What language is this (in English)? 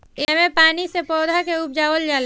Bhojpuri